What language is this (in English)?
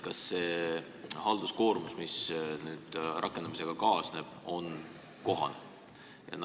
Estonian